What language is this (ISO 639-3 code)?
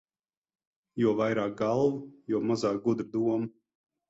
lav